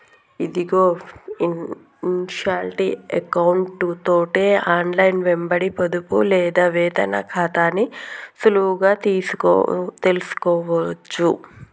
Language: Telugu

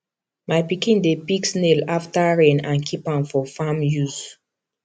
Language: Nigerian Pidgin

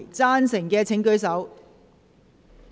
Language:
Cantonese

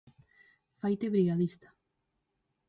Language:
Galician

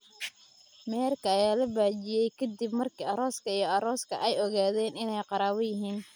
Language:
Somali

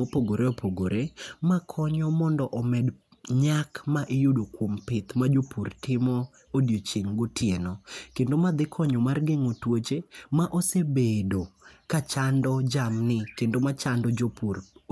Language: Luo (Kenya and Tanzania)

